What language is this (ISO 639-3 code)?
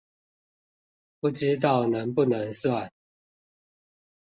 zho